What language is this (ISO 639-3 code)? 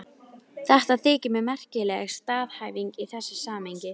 isl